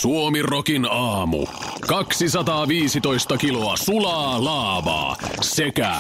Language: Finnish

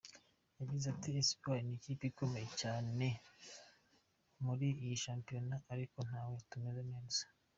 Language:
Kinyarwanda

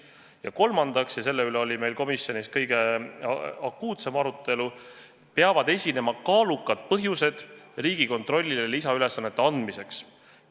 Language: Estonian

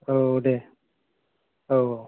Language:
Bodo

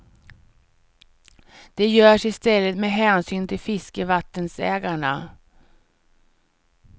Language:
Swedish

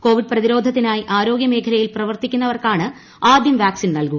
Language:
Malayalam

